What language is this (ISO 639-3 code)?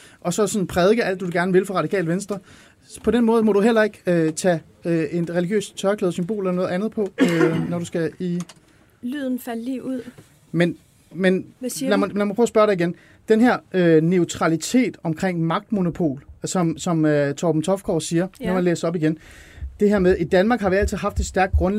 dan